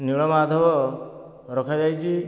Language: Odia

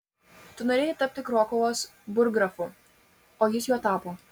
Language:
Lithuanian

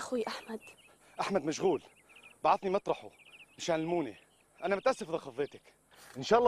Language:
Arabic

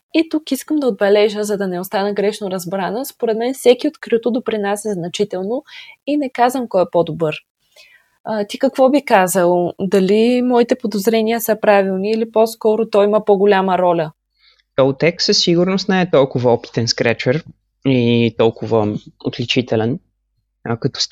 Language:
Bulgarian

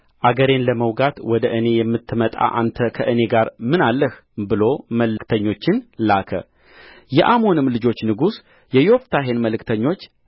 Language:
Amharic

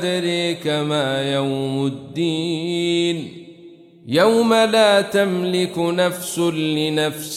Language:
Arabic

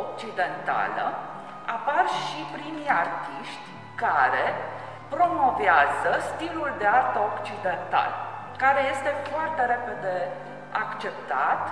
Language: Romanian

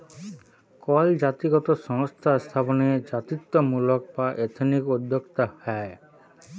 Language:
Bangla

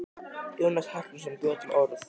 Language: Icelandic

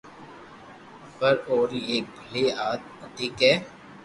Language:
Loarki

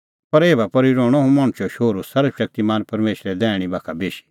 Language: Kullu Pahari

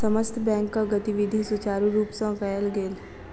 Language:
Maithili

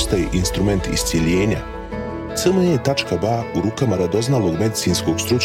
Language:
Croatian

